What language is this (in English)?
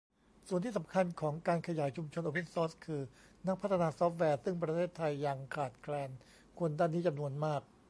Thai